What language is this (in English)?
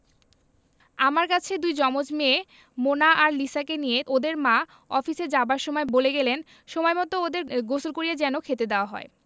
Bangla